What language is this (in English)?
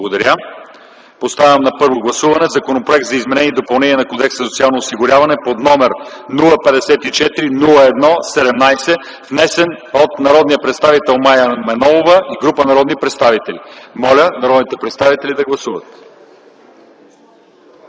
Bulgarian